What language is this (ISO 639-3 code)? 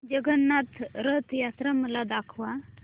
mar